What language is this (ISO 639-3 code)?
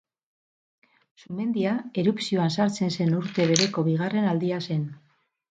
eus